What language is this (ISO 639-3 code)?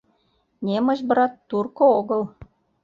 chm